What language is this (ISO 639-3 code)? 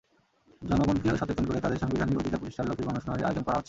ben